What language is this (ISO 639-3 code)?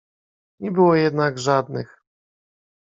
pol